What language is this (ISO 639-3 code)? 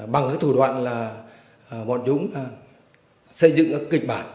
vie